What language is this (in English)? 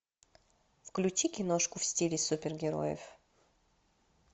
Russian